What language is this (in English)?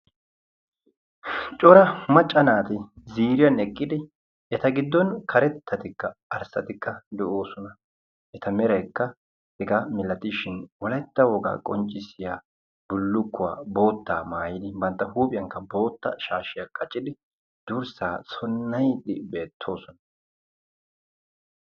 Wolaytta